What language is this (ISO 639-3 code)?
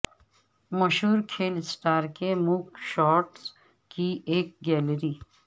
urd